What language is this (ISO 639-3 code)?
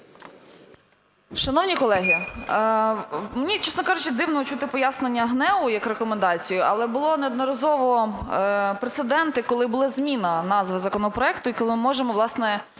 ukr